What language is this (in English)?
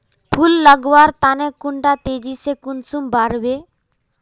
Magahi